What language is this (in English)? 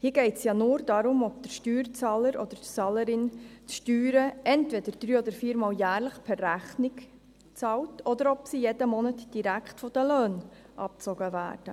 Swiss German